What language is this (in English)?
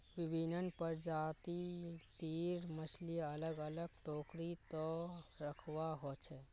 Magahi